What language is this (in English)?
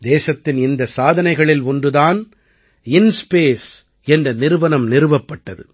Tamil